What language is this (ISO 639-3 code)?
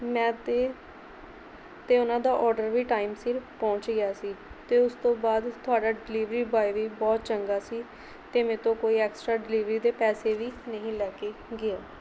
pan